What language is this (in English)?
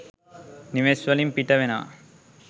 Sinhala